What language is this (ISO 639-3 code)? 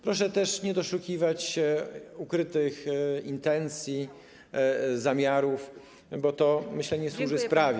pol